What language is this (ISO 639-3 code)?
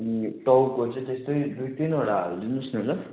nep